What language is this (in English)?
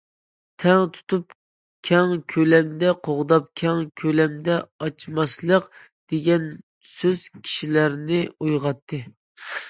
Uyghur